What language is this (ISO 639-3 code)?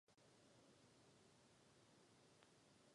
ces